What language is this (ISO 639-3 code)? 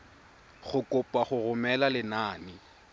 tsn